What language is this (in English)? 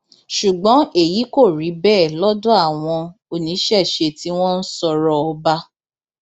Yoruba